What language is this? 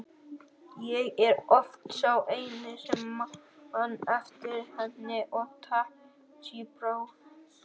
Icelandic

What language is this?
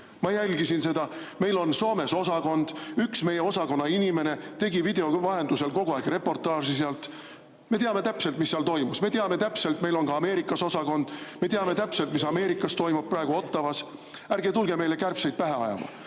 Estonian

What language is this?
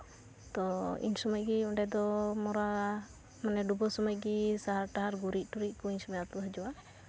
Santali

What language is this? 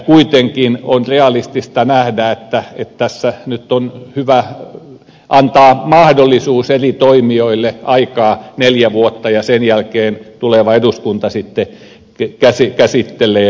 Finnish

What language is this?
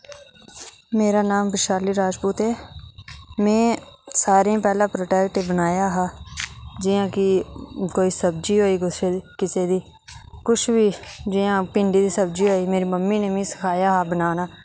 Dogri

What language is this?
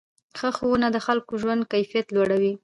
Pashto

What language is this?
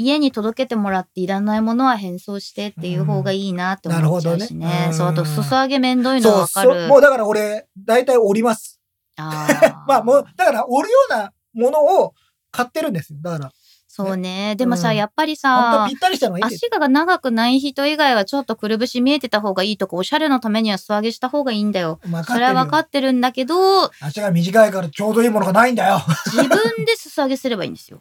Japanese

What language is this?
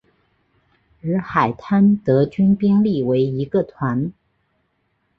Chinese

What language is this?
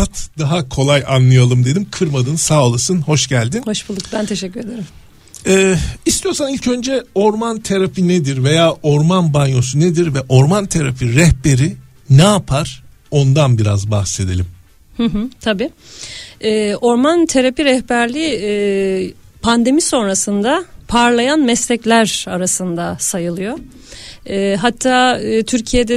Turkish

